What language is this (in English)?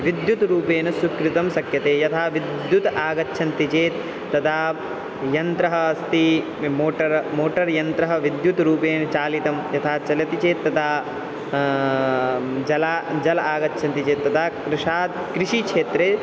Sanskrit